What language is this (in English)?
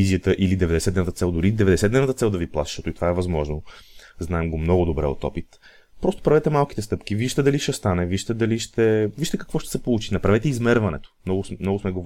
Bulgarian